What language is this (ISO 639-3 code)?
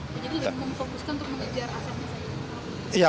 ind